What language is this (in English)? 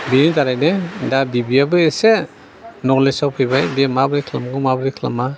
Bodo